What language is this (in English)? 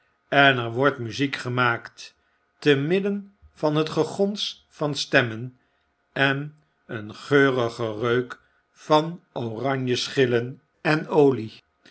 Dutch